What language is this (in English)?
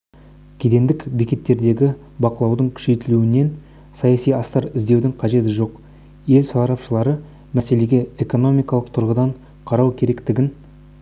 Kazakh